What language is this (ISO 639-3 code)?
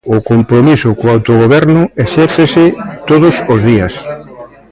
glg